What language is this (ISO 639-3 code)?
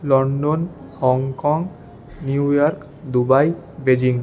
ben